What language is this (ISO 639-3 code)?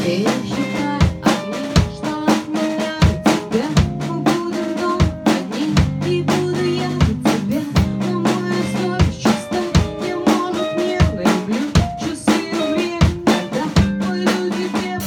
nld